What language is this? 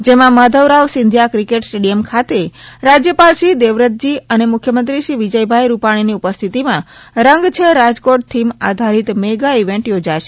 Gujarati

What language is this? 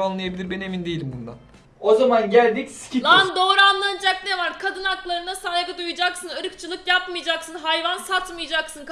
Turkish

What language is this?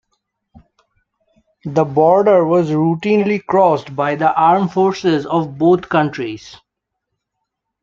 English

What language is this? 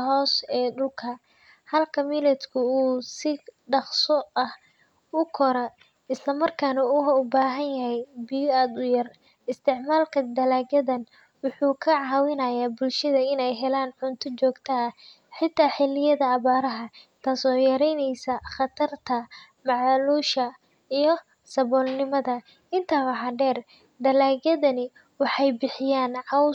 Somali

